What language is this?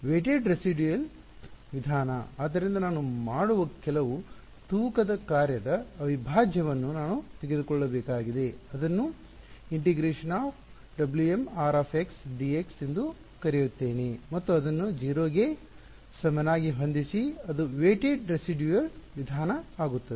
Kannada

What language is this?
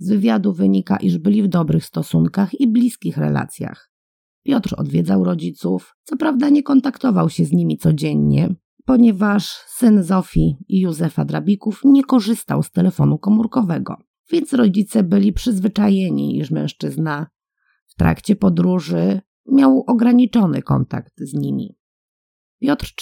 Polish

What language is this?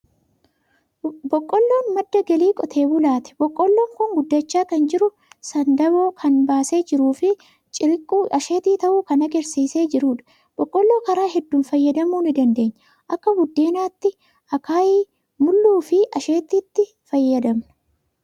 Oromo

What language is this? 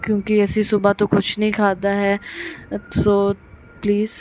Punjabi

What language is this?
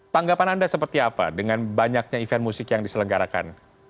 Indonesian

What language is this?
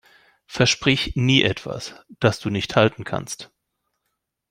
German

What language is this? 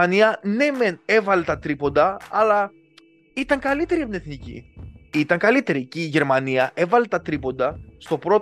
Greek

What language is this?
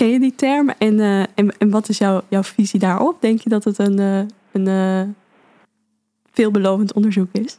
Dutch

